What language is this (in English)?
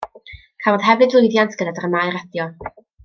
Welsh